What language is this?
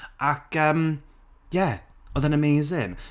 Welsh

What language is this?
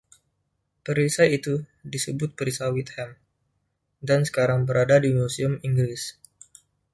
Indonesian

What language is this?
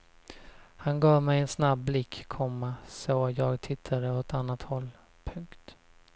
Swedish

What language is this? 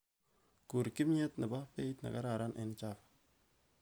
Kalenjin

